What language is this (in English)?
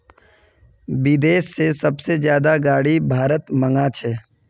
Magahi